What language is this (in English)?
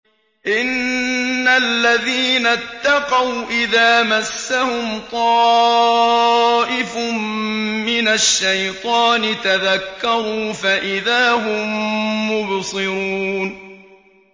Arabic